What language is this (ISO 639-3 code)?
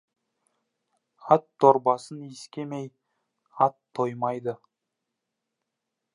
kaz